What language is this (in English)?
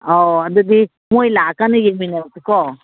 Manipuri